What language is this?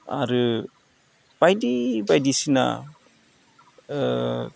Bodo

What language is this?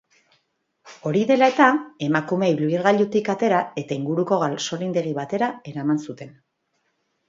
Basque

